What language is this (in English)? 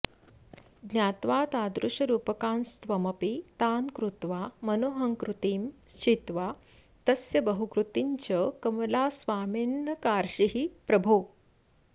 Sanskrit